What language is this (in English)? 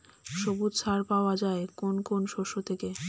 Bangla